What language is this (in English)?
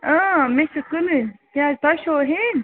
Kashmiri